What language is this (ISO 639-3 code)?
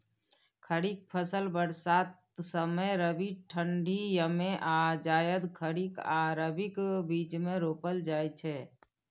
mai